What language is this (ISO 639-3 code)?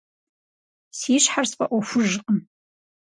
kbd